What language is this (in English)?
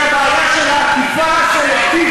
Hebrew